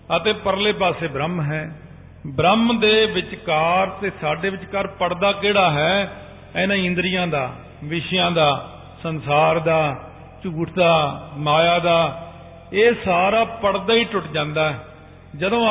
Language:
Punjabi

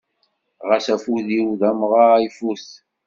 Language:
Kabyle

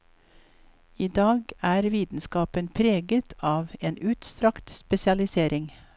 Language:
Norwegian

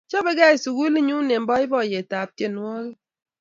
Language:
Kalenjin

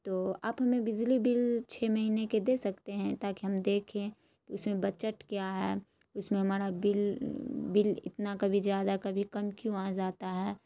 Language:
Urdu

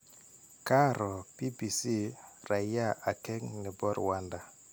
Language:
Kalenjin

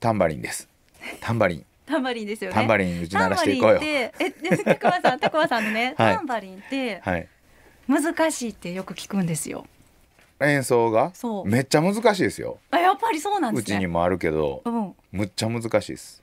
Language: Japanese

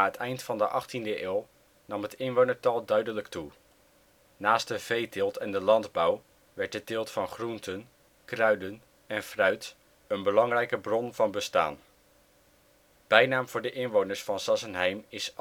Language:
Dutch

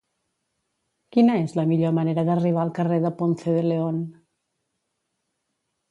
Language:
Catalan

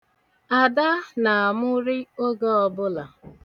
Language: Igbo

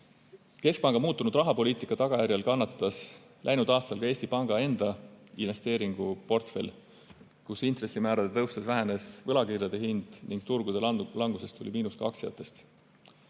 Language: Estonian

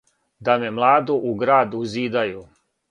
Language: Serbian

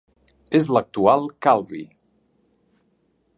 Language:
Catalan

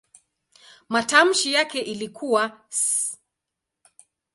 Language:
Swahili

